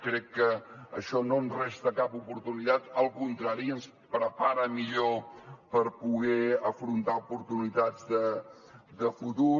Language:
Catalan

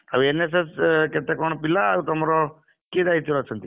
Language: Odia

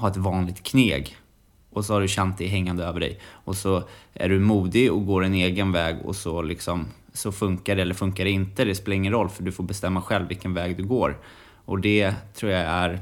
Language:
Swedish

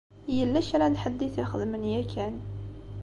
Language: Kabyle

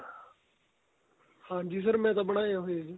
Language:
Punjabi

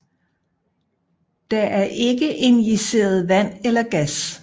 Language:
Danish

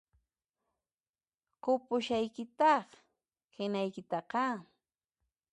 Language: Puno Quechua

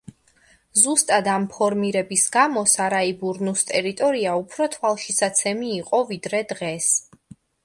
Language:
Georgian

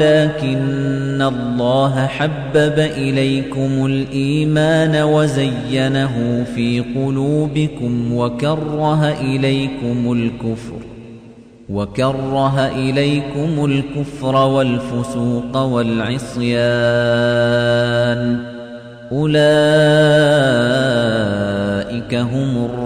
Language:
Arabic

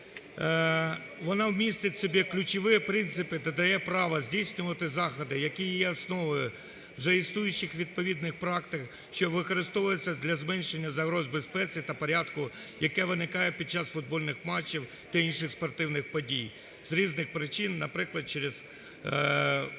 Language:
Ukrainian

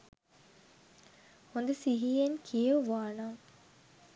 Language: Sinhala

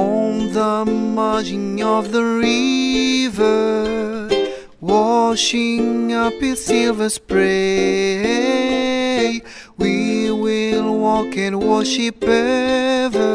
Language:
Filipino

